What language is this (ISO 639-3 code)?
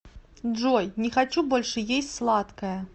rus